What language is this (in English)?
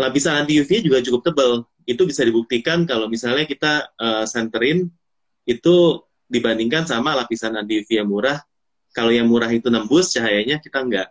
Indonesian